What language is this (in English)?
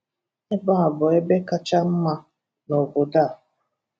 Igbo